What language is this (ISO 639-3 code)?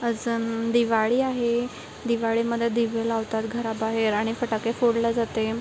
mar